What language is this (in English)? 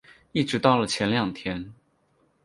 Chinese